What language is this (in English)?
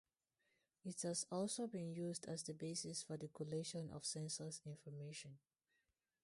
English